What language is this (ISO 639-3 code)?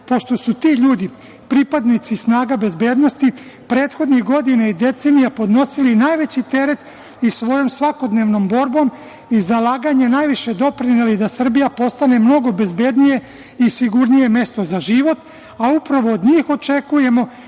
srp